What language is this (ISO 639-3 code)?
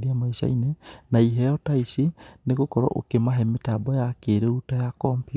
kik